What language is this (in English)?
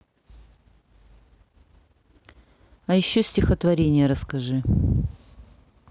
Russian